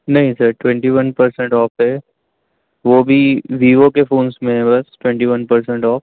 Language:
Urdu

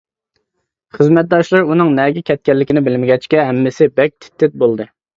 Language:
Uyghur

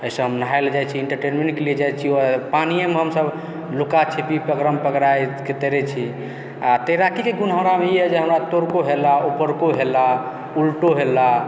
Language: Maithili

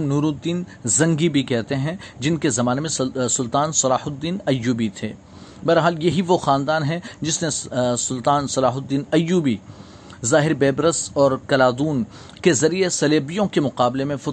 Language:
Urdu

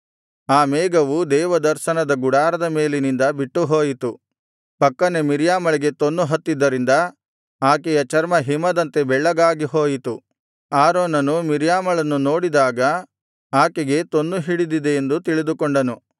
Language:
Kannada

